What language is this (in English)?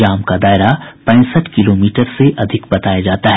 Hindi